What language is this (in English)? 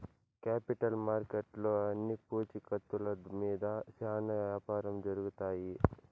Telugu